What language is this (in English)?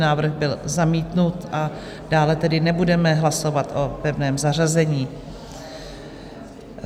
Czech